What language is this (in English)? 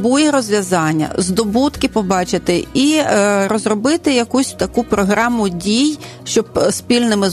Ukrainian